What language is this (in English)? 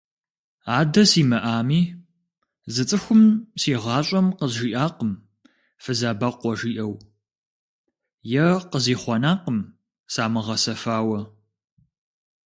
Kabardian